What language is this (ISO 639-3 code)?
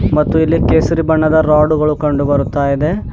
kan